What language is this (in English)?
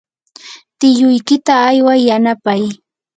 Yanahuanca Pasco Quechua